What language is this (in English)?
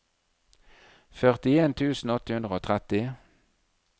Norwegian